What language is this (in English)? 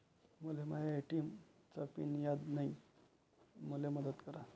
Marathi